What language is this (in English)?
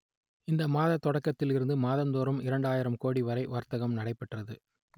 Tamil